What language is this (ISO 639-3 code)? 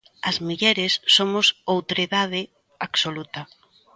glg